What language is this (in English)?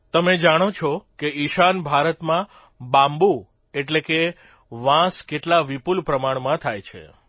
Gujarati